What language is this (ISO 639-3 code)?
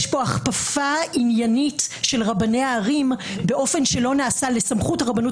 heb